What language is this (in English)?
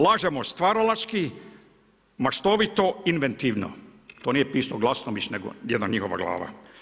Croatian